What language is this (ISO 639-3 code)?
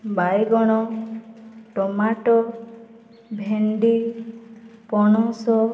ori